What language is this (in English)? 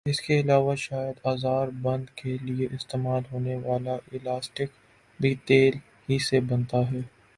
Urdu